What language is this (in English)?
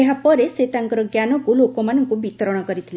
Odia